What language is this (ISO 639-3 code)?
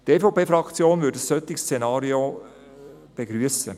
gsw